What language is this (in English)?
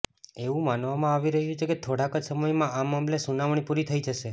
Gujarati